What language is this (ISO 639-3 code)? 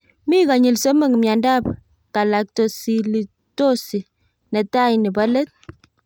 kln